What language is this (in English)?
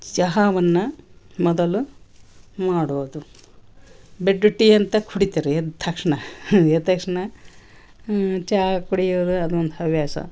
Kannada